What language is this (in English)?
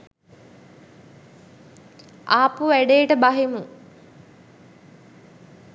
Sinhala